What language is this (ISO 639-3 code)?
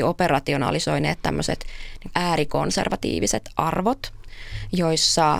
fin